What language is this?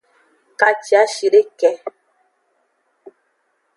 Aja (Benin)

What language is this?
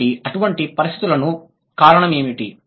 Telugu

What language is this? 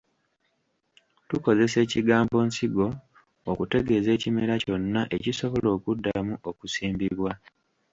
Ganda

